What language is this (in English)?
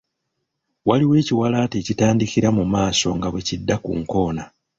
Ganda